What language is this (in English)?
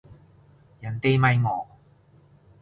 Cantonese